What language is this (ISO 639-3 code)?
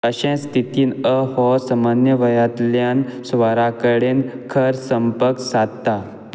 kok